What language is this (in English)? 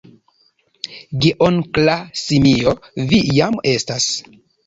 Esperanto